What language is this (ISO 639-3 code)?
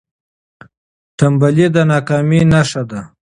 pus